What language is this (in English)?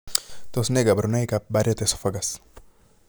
Kalenjin